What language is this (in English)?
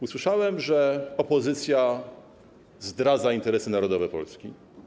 Polish